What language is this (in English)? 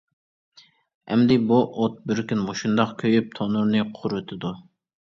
Uyghur